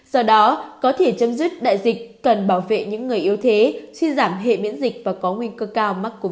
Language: Vietnamese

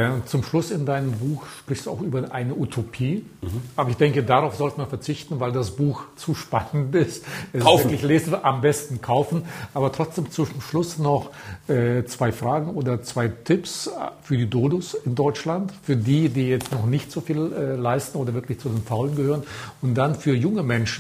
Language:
German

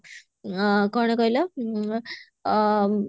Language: Odia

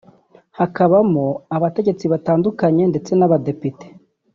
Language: Kinyarwanda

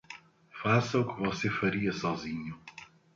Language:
Portuguese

